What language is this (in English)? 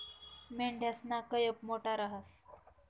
Marathi